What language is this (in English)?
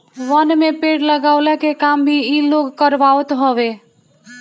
Bhojpuri